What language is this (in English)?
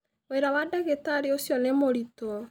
Kikuyu